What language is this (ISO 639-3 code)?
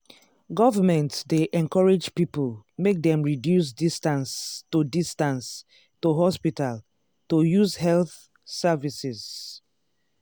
pcm